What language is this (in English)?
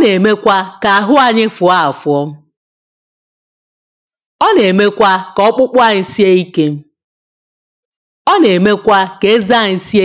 Igbo